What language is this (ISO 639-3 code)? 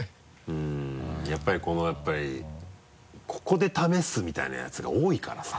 jpn